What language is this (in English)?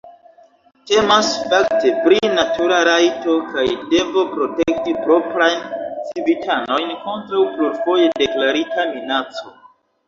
Esperanto